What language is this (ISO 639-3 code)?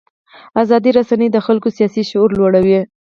pus